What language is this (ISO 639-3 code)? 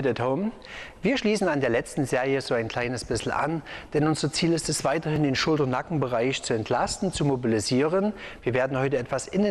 deu